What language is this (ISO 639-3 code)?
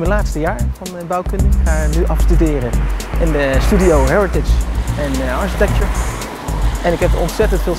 nld